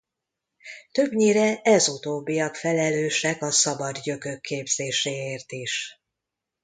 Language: Hungarian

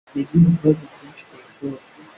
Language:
Kinyarwanda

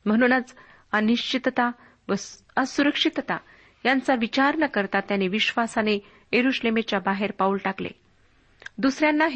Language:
Marathi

